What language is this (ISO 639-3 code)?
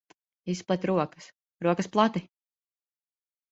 lav